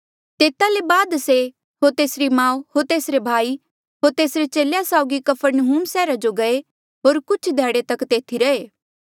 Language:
Mandeali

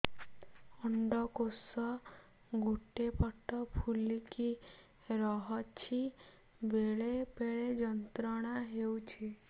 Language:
Odia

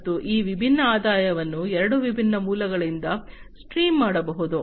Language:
Kannada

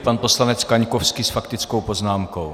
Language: Czech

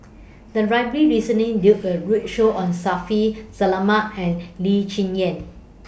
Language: English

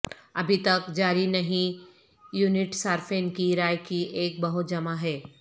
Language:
Urdu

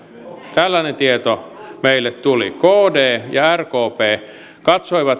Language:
Finnish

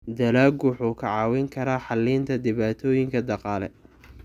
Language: Somali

